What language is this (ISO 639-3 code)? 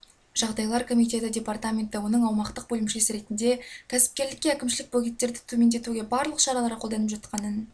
kaz